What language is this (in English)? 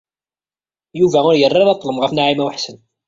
Kabyle